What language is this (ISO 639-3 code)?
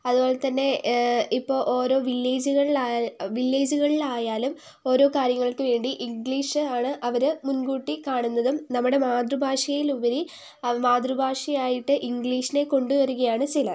mal